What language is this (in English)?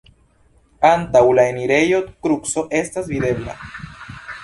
Esperanto